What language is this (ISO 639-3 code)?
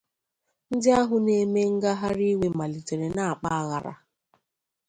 ibo